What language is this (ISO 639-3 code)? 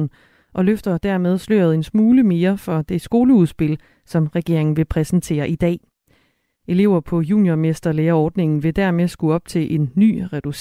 dan